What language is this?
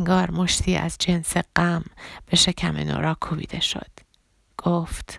Persian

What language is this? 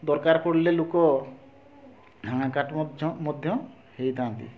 Odia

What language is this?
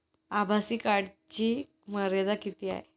Marathi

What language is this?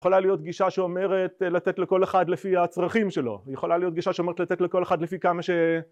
Hebrew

